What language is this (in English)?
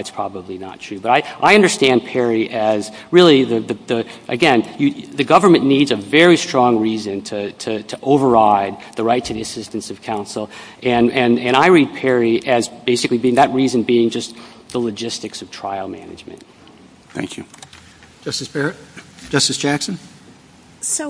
English